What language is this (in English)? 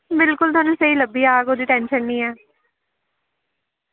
Dogri